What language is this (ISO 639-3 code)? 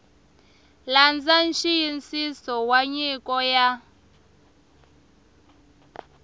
tso